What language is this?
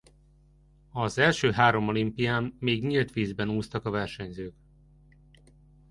Hungarian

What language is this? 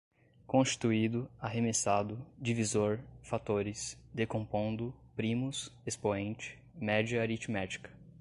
Portuguese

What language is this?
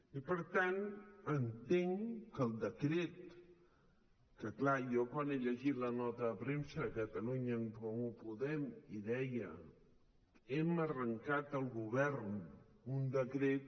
Catalan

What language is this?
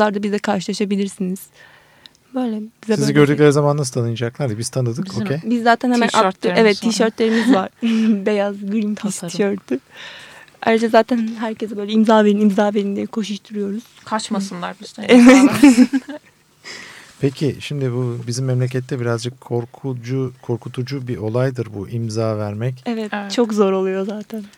Turkish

